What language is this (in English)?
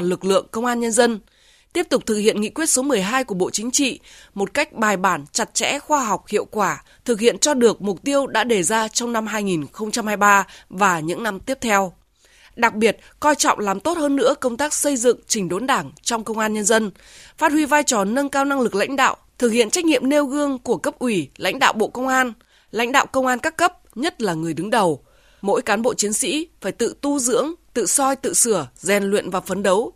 Vietnamese